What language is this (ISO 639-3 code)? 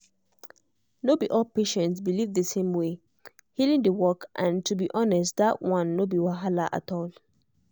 pcm